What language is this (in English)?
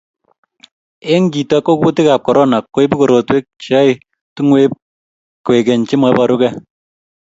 Kalenjin